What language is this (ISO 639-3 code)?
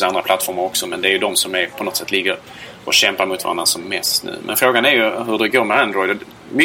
swe